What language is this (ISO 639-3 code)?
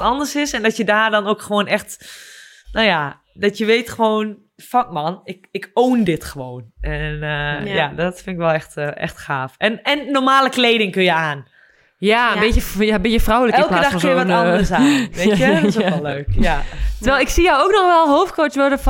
nld